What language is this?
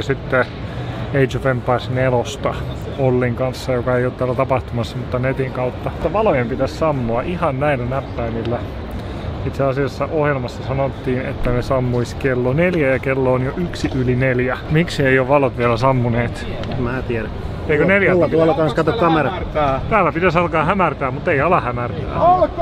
Finnish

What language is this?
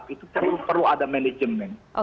Indonesian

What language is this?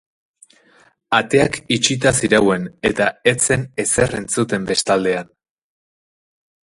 Basque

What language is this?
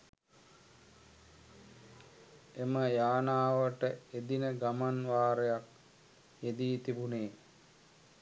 Sinhala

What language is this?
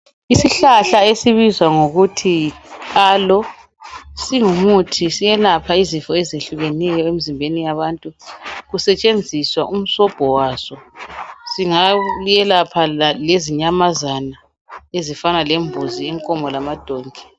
North Ndebele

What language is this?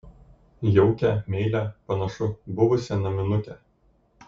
Lithuanian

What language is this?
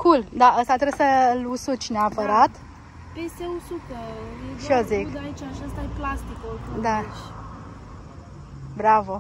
Romanian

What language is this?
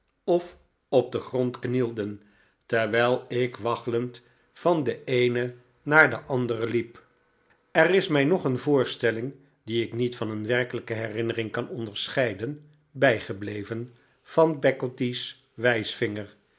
Dutch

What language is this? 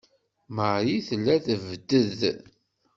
Kabyle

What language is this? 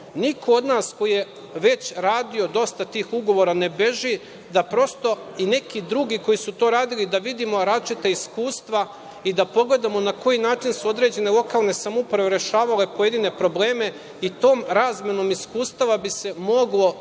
Serbian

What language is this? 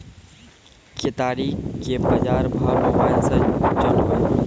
Maithili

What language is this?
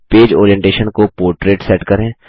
Hindi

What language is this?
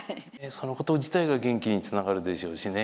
Japanese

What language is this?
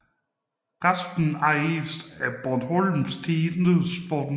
Danish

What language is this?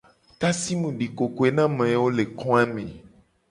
Gen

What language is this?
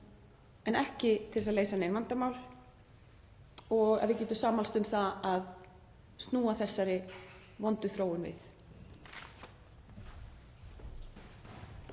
Icelandic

